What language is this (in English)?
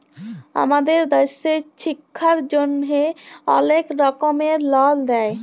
Bangla